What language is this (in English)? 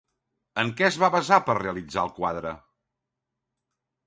Catalan